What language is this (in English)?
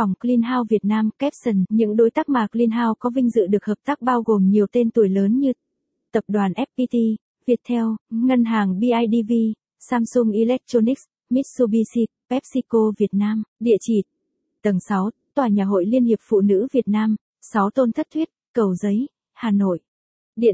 Vietnamese